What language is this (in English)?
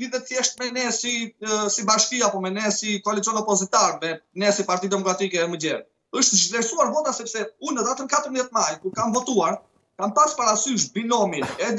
Romanian